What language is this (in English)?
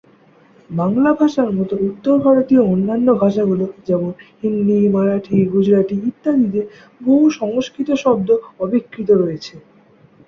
Bangla